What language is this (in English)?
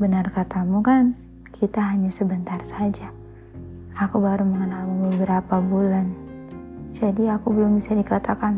Indonesian